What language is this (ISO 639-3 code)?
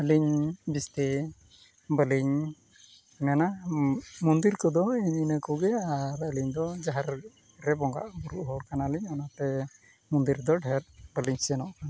sat